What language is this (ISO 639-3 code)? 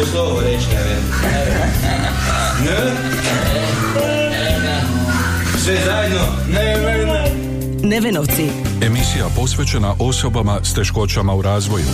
hrv